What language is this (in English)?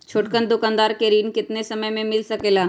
Magahi